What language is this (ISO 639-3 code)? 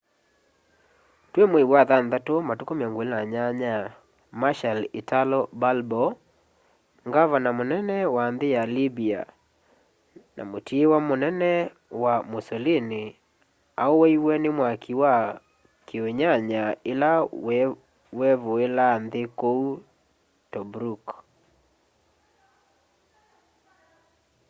kam